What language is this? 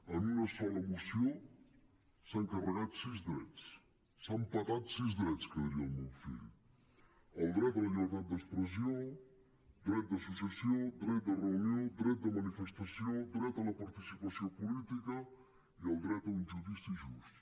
Catalan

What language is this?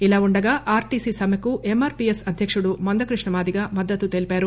Telugu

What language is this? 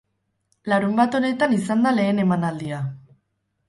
Basque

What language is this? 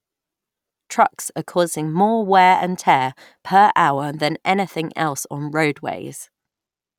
English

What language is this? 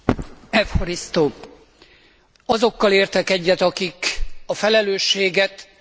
Hungarian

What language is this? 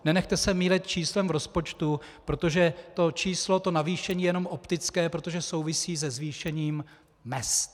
Czech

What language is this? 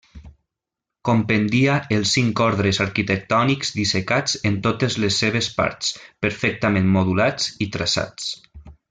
Catalan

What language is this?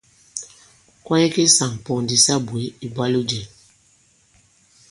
Bankon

